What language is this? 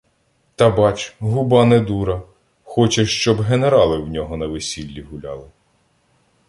Ukrainian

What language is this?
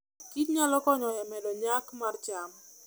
Luo (Kenya and Tanzania)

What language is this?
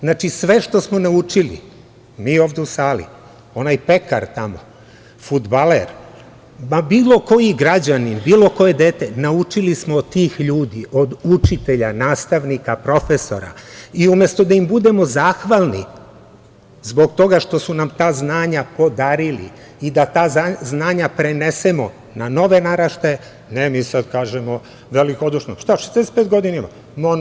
Serbian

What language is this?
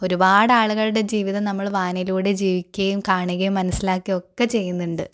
Malayalam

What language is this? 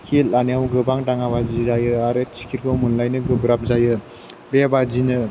Bodo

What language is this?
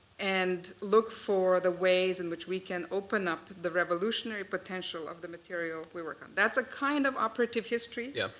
English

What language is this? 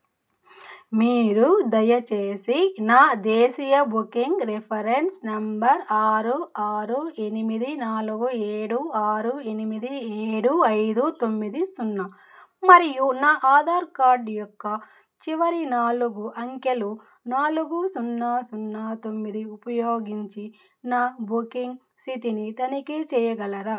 Telugu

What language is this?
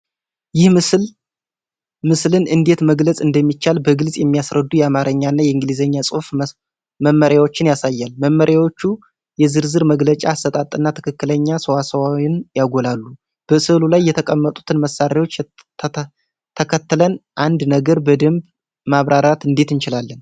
Amharic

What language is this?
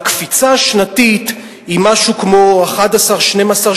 Hebrew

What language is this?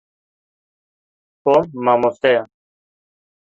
Kurdish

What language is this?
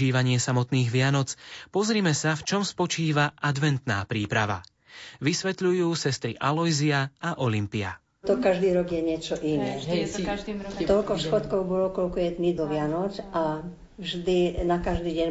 Slovak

